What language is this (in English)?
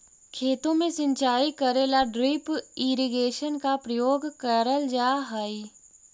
Magahi